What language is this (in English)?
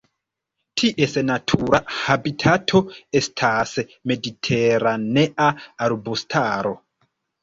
Esperanto